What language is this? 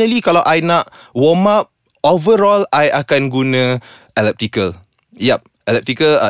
Malay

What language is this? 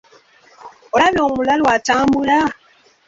Ganda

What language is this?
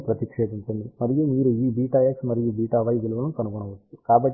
Telugu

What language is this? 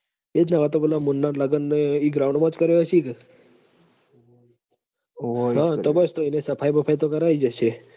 Gujarati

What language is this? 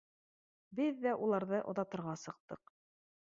Bashkir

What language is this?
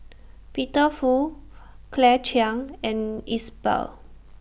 English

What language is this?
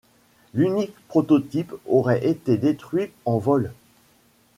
French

